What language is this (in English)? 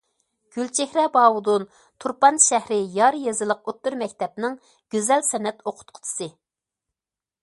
Uyghur